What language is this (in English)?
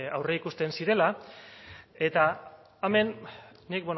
Basque